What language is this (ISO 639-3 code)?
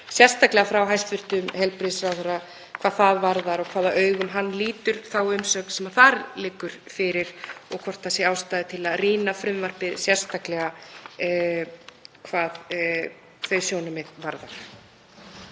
isl